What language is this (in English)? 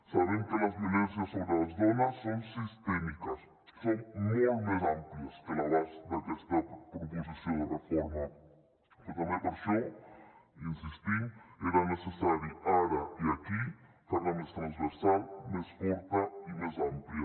Catalan